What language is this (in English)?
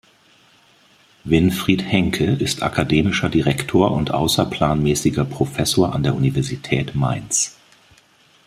German